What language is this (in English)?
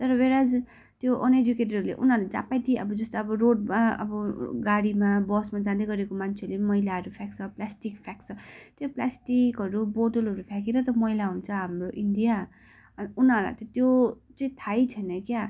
Nepali